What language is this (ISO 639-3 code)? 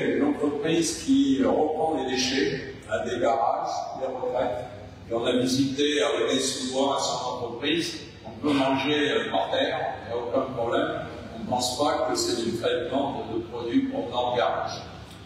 fra